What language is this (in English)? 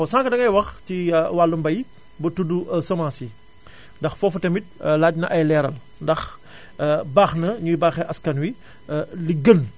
Wolof